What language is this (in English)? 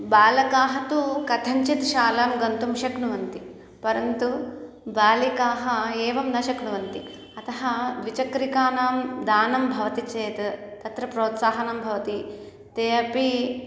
Sanskrit